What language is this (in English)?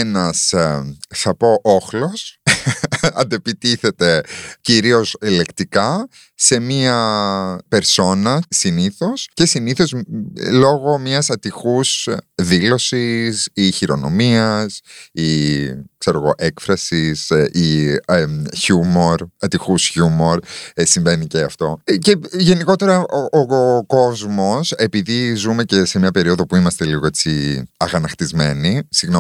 Greek